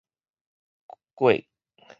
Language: Min Nan Chinese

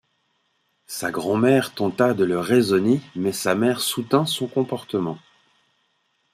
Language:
French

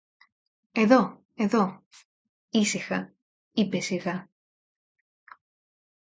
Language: Greek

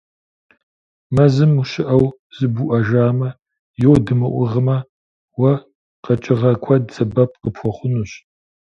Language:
Kabardian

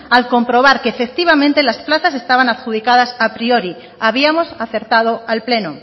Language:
Spanish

